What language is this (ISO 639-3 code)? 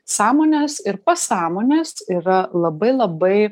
lit